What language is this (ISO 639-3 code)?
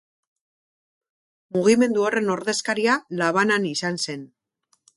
eus